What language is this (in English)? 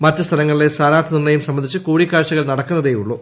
Malayalam